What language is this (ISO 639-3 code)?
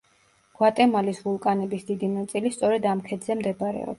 kat